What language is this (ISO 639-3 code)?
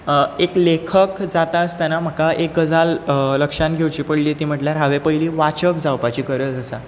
kok